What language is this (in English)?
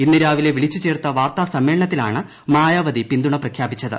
Malayalam